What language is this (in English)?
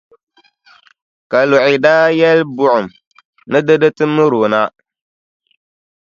Dagbani